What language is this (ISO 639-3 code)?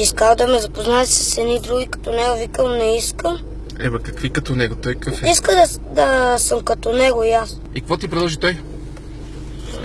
bul